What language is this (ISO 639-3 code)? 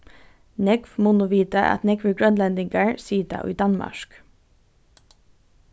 fao